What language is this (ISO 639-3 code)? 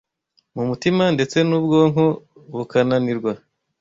kin